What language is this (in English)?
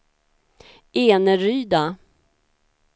Swedish